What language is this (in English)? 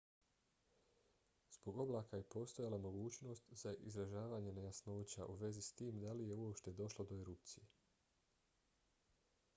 Bosnian